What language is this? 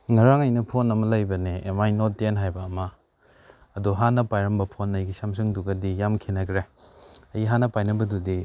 Manipuri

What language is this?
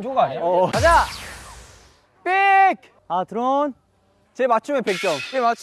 Korean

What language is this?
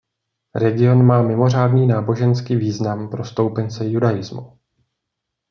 Czech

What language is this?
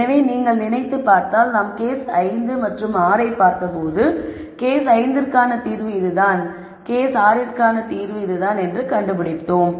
Tamil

